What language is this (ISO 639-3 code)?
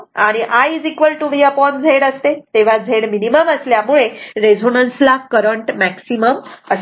mar